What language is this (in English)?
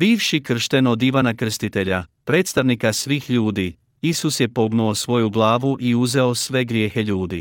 Croatian